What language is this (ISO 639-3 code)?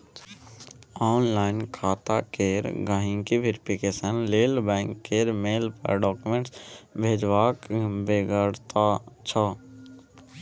mai